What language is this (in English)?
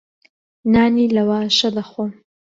Central Kurdish